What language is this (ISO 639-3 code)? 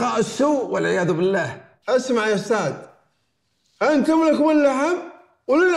ara